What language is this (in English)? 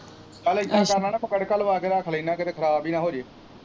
Punjabi